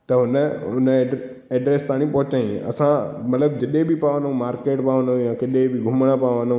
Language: Sindhi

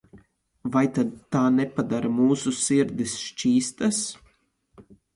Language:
Latvian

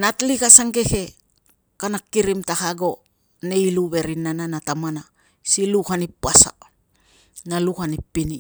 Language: Tungag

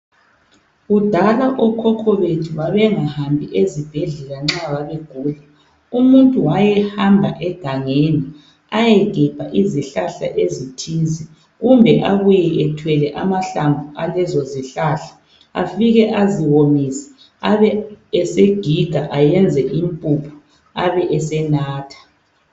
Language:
North Ndebele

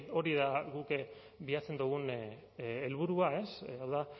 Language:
Basque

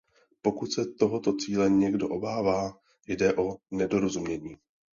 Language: Czech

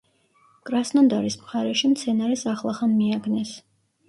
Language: Georgian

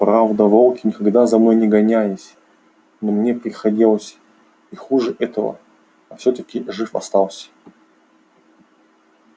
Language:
Russian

